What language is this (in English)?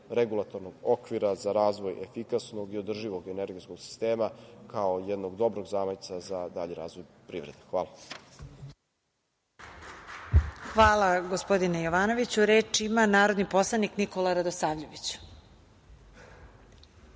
Serbian